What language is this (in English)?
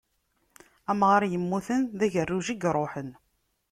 Kabyle